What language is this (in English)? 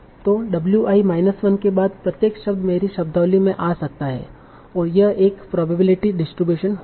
Hindi